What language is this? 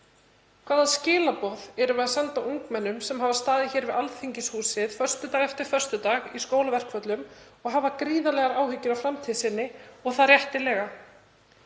Icelandic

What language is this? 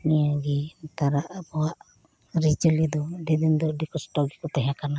Santali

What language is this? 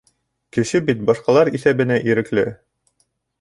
Bashkir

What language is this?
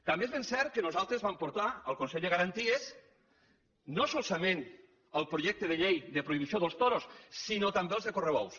Catalan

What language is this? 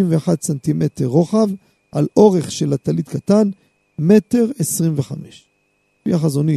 Hebrew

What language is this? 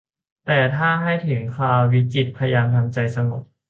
Thai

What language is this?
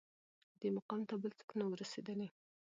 Pashto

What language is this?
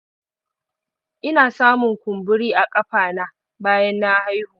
Hausa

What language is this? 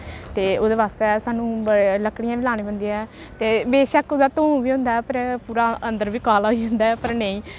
Dogri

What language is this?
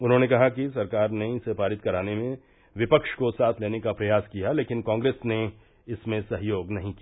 Hindi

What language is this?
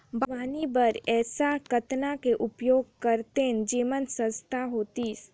Chhattisgarhi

